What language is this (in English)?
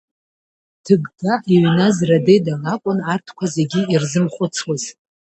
Abkhazian